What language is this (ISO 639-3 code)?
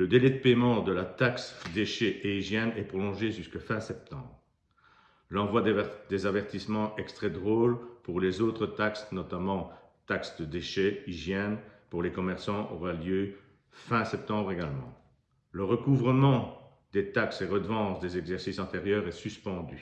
fra